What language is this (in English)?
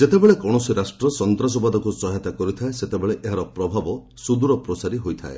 Odia